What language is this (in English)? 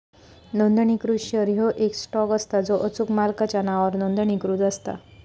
Marathi